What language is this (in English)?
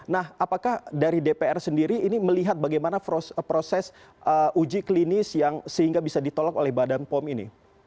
Indonesian